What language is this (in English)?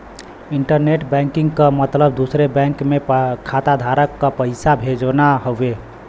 Bhojpuri